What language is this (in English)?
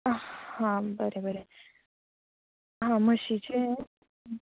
Konkani